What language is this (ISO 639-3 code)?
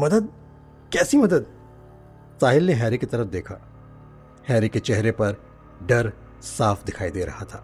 hin